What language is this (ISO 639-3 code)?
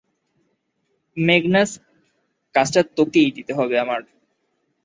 ben